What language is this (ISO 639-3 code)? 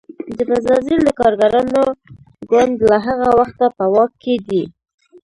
pus